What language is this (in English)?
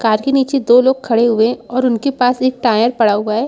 Hindi